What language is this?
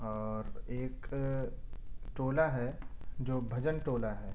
Urdu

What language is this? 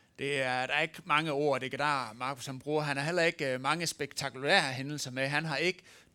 Danish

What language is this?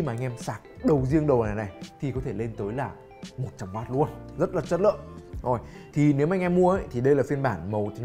Vietnamese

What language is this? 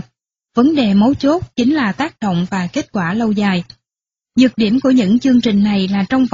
Vietnamese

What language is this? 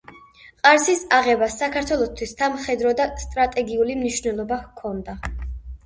Georgian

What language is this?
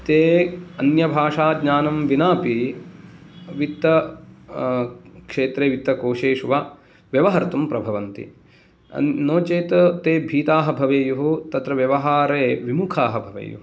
Sanskrit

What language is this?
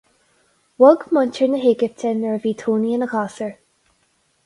Irish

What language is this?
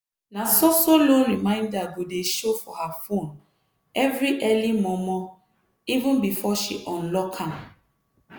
Nigerian Pidgin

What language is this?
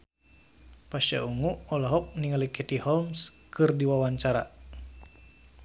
Sundanese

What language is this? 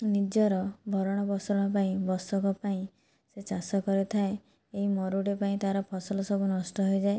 Odia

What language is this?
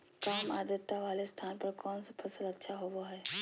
Magahi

